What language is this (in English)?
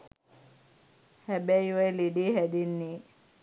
Sinhala